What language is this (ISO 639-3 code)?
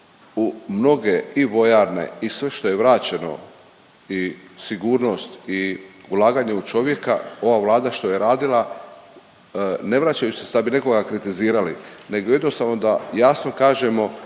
hrv